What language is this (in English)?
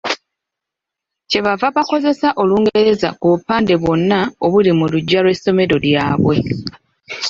Ganda